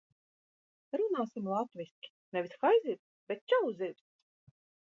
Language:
Latvian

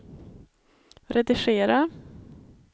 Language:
Swedish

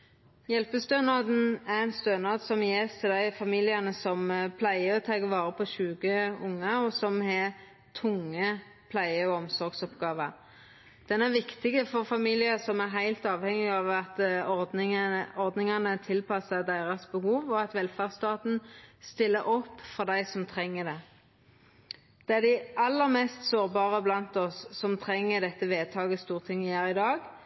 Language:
Norwegian Nynorsk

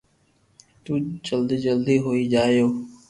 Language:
Loarki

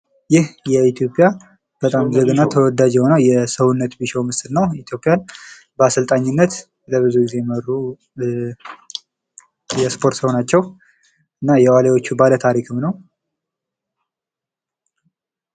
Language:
Amharic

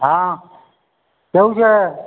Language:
Gujarati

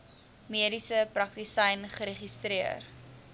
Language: Afrikaans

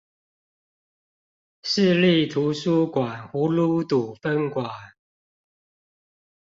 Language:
Chinese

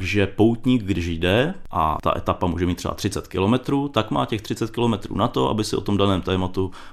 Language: Czech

